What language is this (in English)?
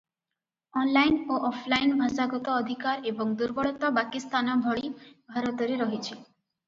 Odia